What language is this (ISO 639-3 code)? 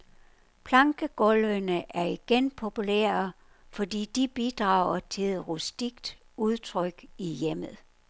dan